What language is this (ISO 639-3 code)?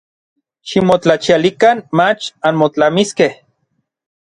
nlv